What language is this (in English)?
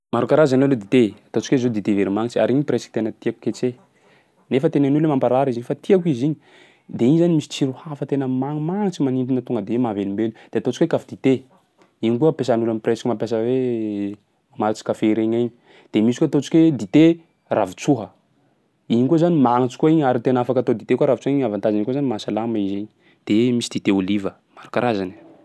Sakalava Malagasy